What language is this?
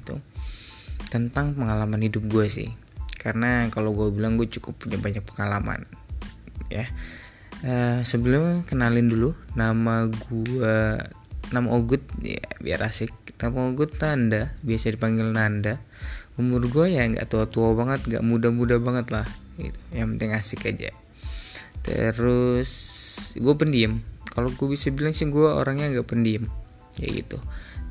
Indonesian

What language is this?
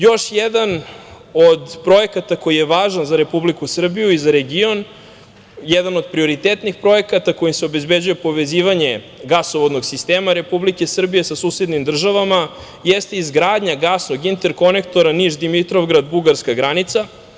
Serbian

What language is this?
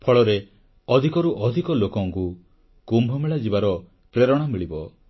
Odia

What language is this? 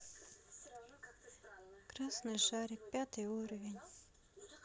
Russian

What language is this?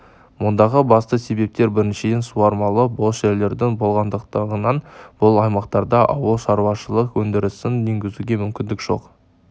Kazakh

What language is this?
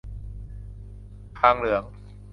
Thai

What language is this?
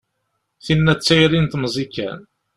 Kabyle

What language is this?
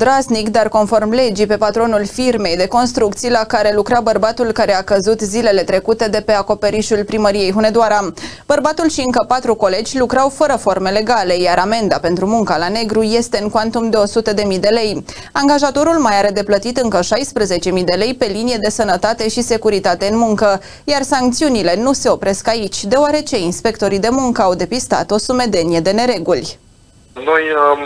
Romanian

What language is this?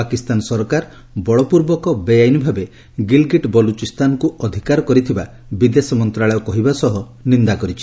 Odia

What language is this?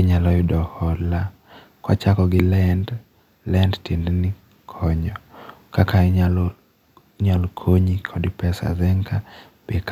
Luo (Kenya and Tanzania)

